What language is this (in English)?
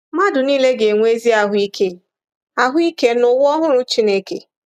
Igbo